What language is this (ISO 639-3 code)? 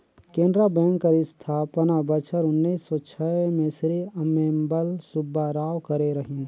hne